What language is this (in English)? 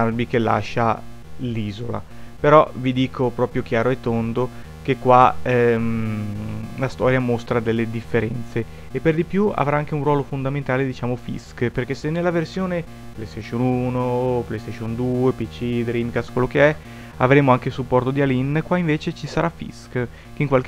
Italian